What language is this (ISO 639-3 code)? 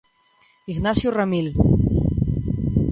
glg